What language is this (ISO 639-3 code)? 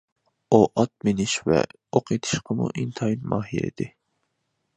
uig